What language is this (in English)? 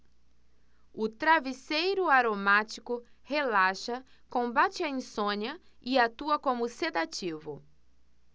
Portuguese